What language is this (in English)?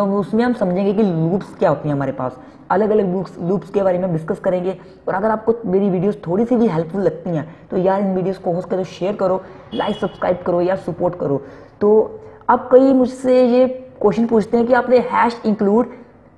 Hindi